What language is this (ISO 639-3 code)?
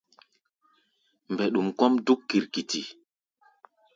gba